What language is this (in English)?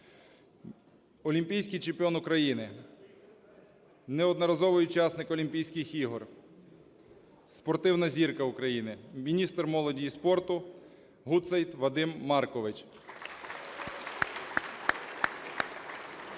Ukrainian